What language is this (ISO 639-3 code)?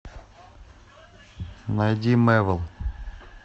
rus